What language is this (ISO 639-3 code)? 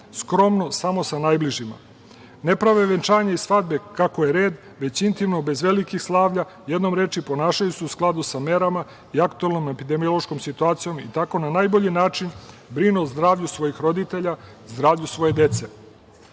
srp